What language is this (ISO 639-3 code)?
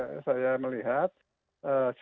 ind